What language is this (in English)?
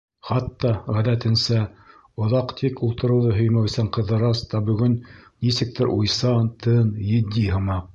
Bashkir